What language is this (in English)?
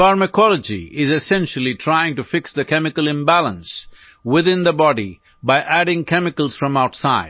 Hindi